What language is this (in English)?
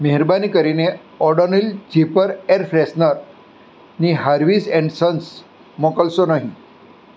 Gujarati